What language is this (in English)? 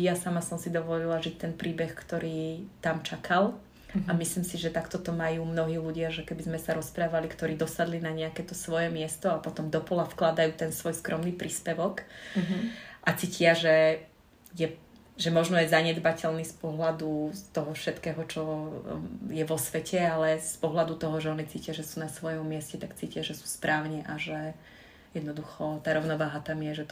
Slovak